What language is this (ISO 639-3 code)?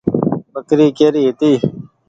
gig